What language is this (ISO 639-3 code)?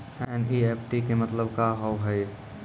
mai